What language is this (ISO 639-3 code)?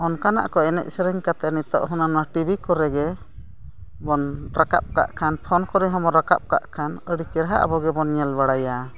sat